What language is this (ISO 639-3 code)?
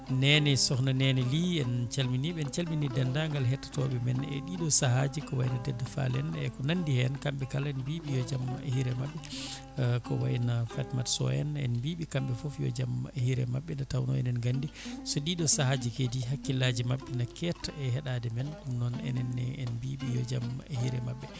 ful